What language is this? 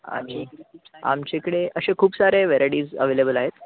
Marathi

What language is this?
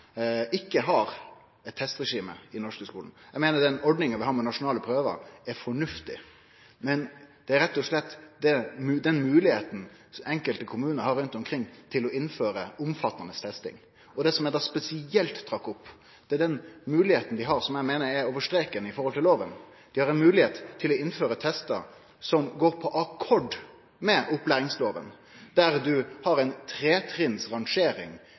Norwegian Nynorsk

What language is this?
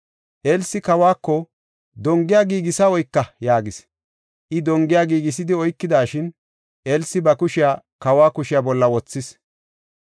Gofa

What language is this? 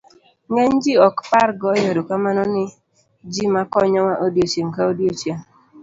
Luo (Kenya and Tanzania)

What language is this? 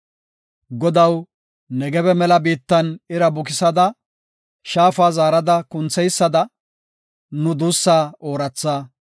Gofa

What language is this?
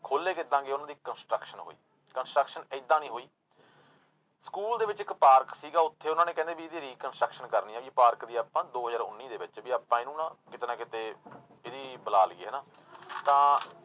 Punjabi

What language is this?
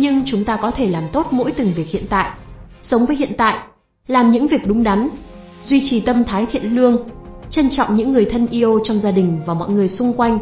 Vietnamese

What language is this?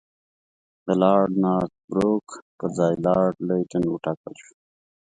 Pashto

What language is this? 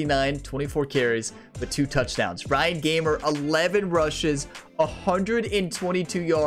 English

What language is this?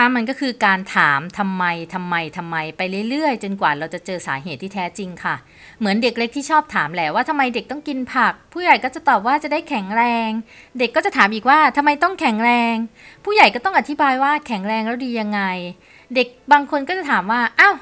Thai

